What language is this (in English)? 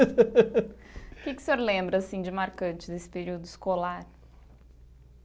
Portuguese